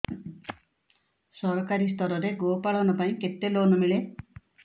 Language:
Odia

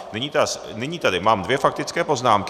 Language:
Czech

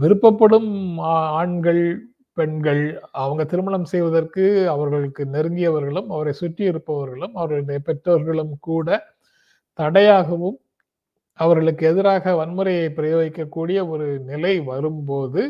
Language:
Tamil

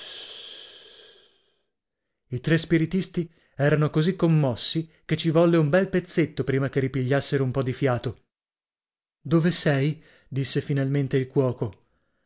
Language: Italian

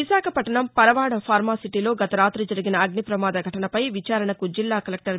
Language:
Telugu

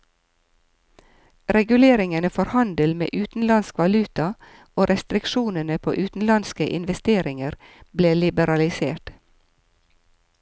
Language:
Norwegian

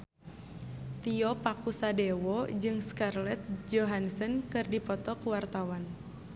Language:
Sundanese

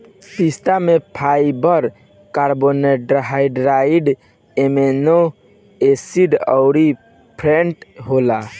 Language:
Bhojpuri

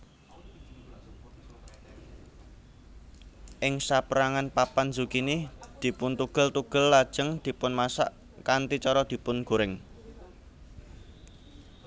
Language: Javanese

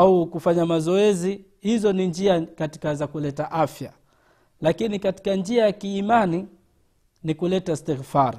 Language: Swahili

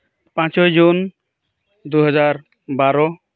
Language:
Santali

